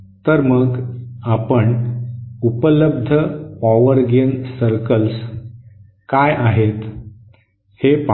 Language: Marathi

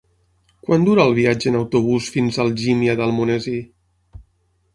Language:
Catalan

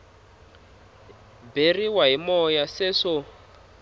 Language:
Tsonga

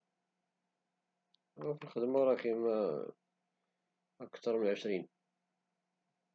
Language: Moroccan Arabic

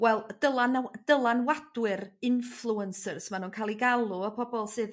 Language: Welsh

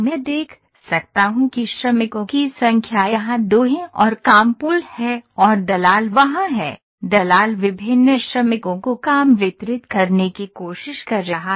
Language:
Hindi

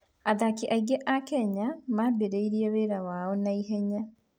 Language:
Kikuyu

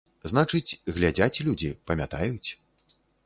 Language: Belarusian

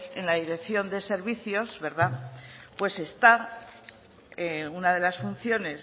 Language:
Spanish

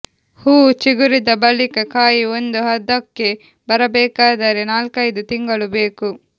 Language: Kannada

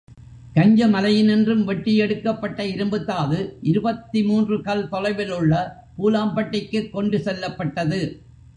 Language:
Tamil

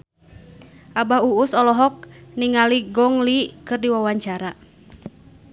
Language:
Sundanese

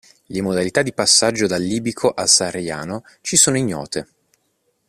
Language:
Italian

